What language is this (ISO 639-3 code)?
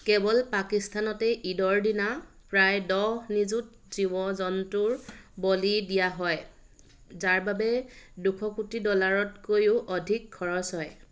asm